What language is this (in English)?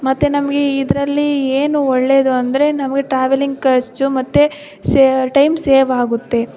Kannada